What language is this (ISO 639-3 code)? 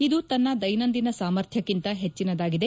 kan